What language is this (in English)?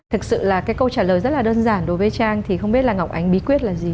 Vietnamese